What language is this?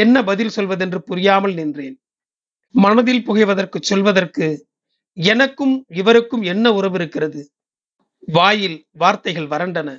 Tamil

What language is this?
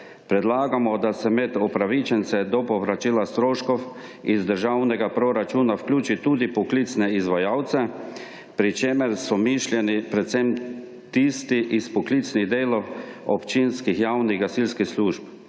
Slovenian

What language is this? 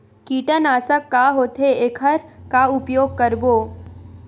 Chhattisgarhi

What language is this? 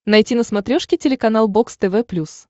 Russian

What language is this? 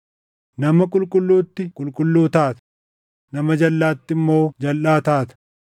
Oromo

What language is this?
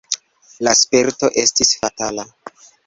Esperanto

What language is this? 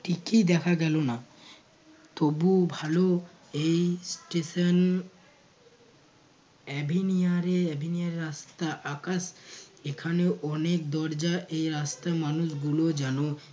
Bangla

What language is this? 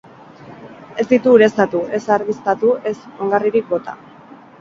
Basque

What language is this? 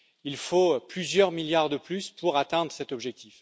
French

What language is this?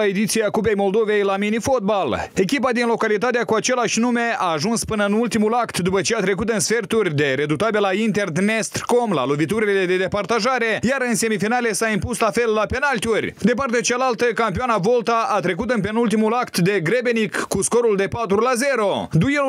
Romanian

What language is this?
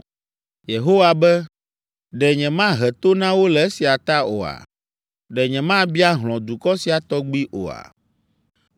Ewe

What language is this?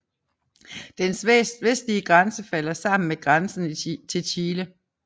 Danish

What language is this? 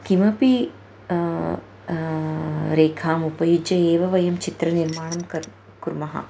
Sanskrit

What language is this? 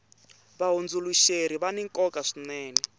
Tsonga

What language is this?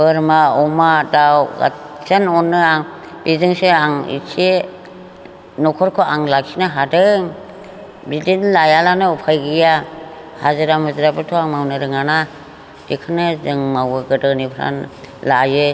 Bodo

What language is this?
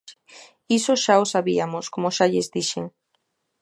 Galician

